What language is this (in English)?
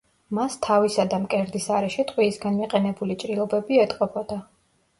Georgian